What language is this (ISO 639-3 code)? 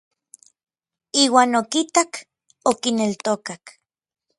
nlv